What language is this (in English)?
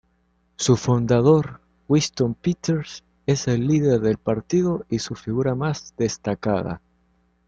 Spanish